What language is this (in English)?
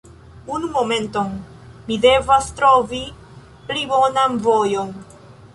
Esperanto